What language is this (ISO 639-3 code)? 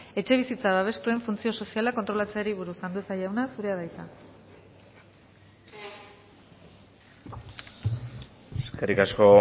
eus